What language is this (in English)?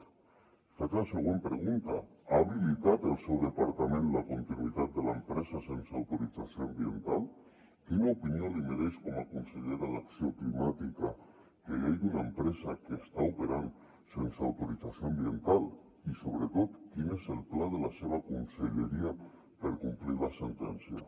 Catalan